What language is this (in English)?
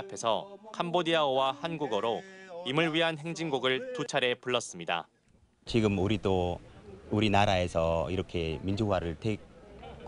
Korean